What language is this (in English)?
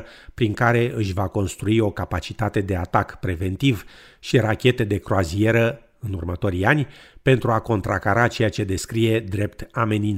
Romanian